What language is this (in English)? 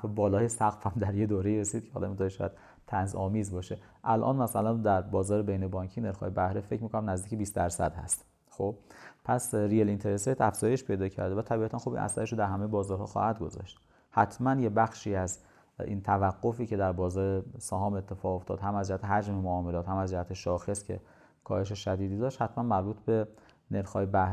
Persian